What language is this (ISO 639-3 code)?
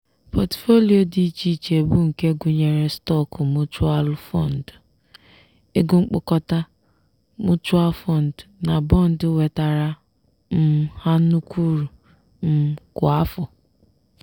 ibo